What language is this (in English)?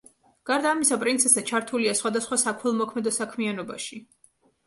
Georgian